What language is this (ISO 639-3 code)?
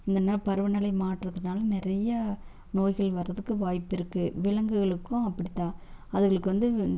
tam